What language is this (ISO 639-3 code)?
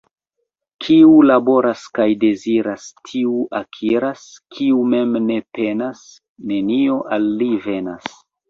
epo